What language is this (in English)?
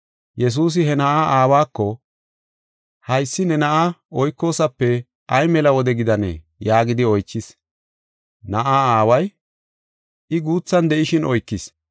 Gofa